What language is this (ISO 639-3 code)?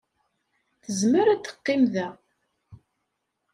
kab